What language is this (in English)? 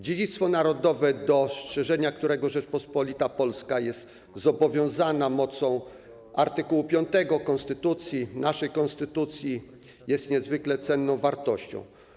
Polish